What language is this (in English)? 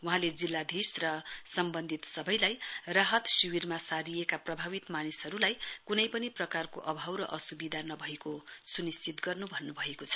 Nepali